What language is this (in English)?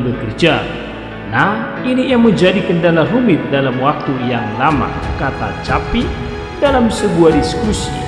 Indonesian